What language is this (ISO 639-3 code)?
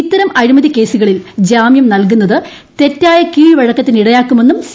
mal